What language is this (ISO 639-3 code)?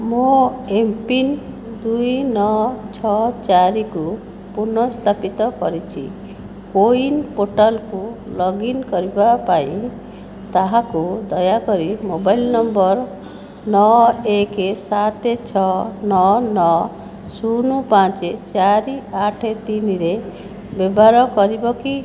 ori